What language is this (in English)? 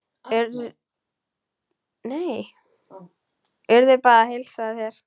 Icelandic